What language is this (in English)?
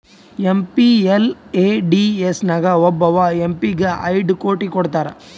Kannada